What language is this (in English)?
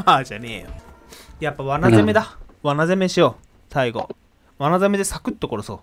Japanese